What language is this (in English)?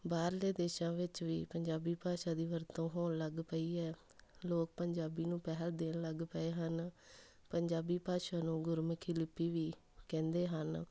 Punjabi